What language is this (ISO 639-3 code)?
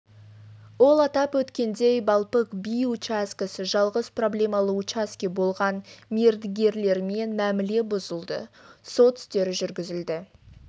kaz